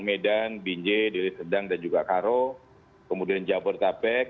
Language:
Indonesian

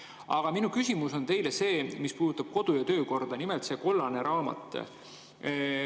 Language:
Estonian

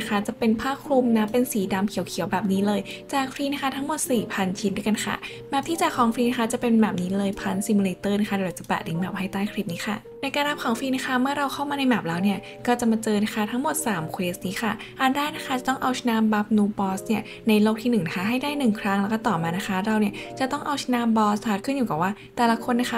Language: Thai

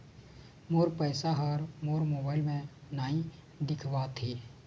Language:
Chhattisgarhi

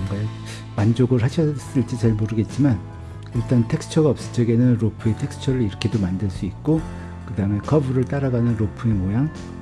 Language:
Korean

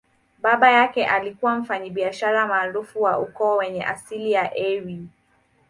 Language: Swahili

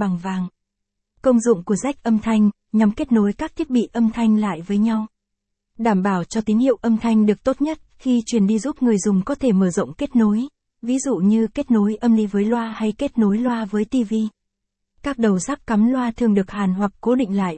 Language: Vietnamese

